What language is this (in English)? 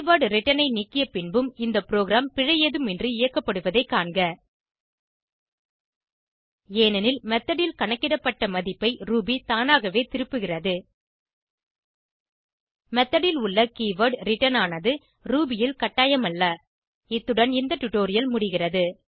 Tamil